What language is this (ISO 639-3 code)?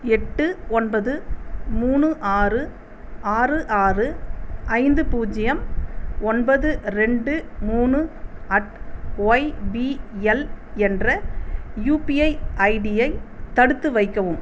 tam